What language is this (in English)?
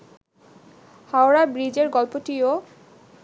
Bangla